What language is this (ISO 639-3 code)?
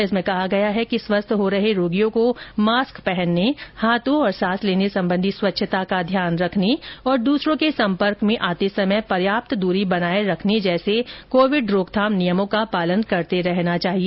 hin